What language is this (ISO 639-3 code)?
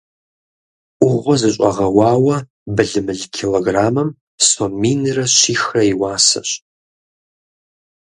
kbd